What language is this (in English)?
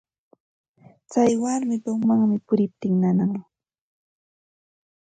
Santa Ana de Tusi Pasco Quechua